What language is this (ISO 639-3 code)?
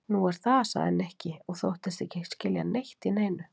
isl